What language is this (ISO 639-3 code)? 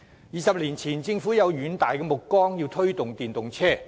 yue